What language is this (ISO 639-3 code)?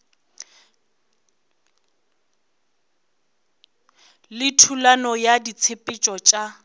nso